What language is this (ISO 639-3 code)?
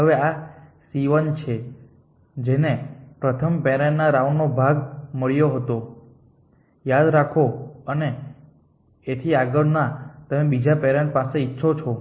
guj